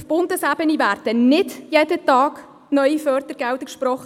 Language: Swiss German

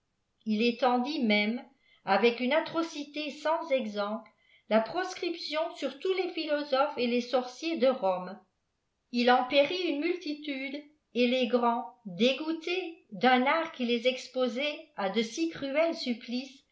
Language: French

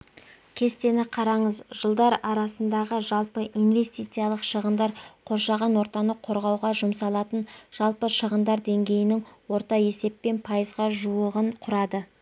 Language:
Kazakh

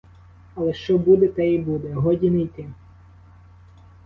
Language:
Ukrainian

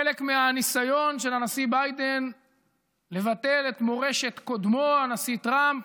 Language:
Hebrew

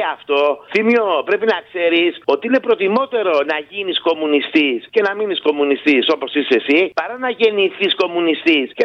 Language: Greek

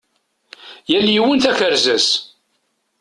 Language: Kabyle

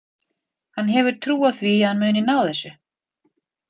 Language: Icelandic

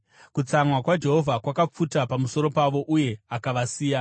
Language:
Shona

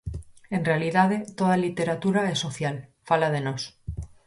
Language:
Galician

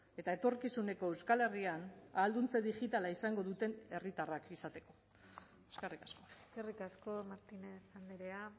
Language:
Basque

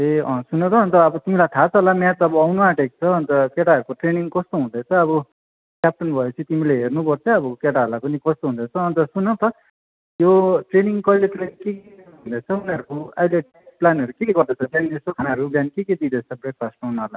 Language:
Nepali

